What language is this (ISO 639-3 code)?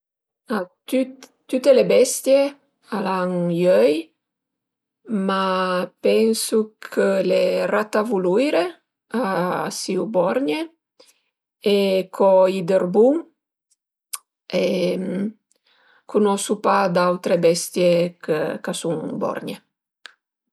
pms